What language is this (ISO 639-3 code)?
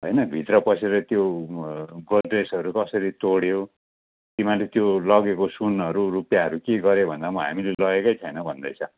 nep